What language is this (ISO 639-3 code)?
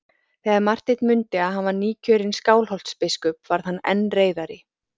isl